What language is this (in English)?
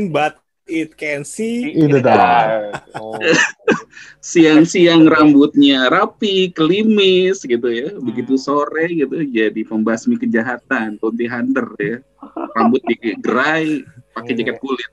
Indonesian